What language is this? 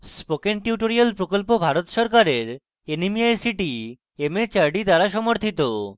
Bangla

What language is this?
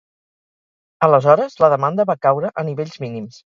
Catalan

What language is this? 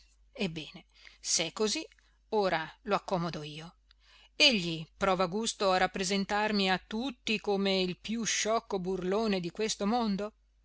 Italian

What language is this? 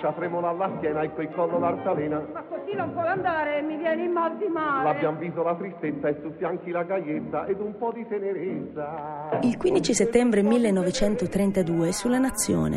Italian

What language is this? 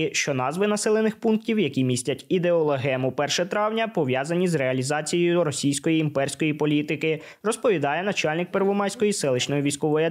Ukrainian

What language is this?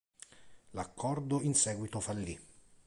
Italian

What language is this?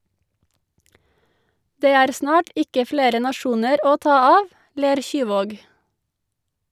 Norwegian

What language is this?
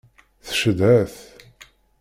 Kabyle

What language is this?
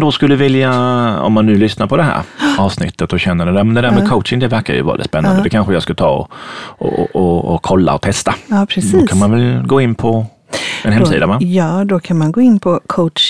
Swedish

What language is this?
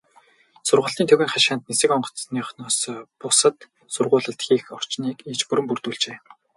Mongolian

